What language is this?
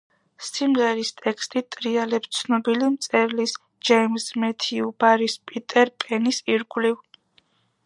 Georgian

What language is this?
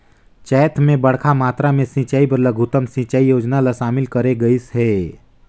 Chhattisgarhi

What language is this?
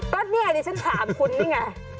Thai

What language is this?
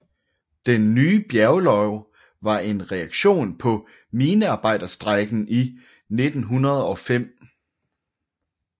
Danish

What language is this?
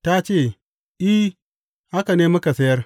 Hausa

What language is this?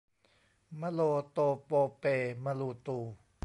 Thai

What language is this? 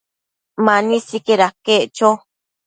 Matsés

